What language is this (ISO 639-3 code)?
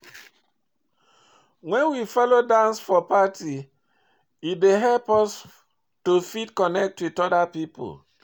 pcm